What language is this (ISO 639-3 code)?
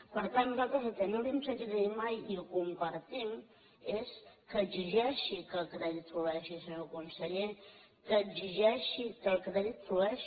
cat